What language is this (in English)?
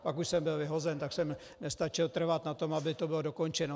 Czech